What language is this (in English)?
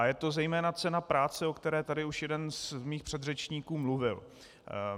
Czech